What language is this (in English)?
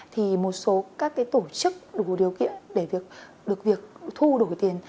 Vietnamese